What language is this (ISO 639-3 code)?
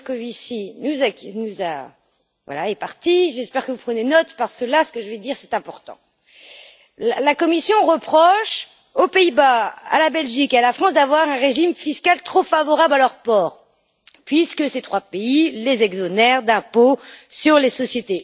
fra